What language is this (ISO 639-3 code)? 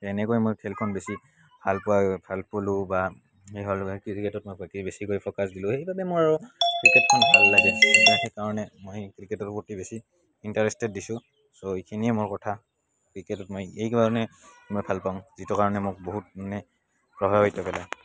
asm